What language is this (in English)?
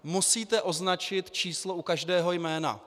Czech